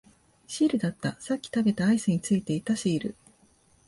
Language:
Japanese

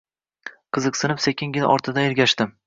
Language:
Uzbek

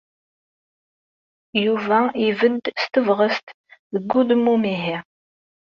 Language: Kabyle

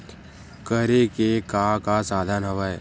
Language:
Chhattisgarhi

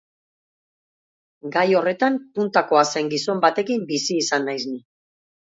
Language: Basque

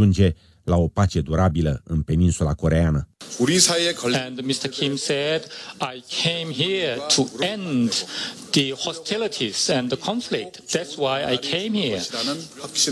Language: Romanian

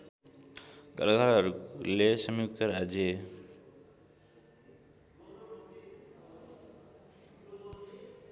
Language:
Nepali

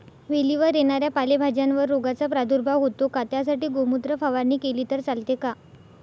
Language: Marathi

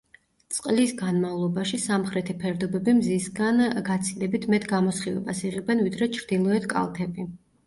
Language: Georgian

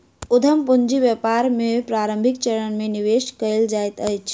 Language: Maithili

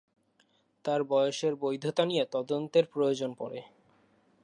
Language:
Bangla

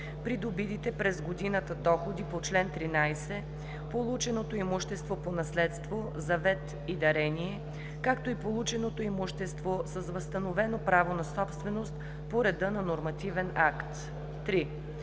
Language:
Bulgarian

